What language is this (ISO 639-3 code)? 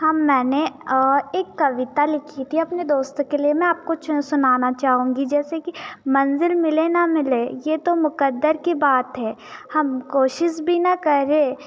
hin